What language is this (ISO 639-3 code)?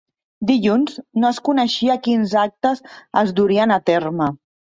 cat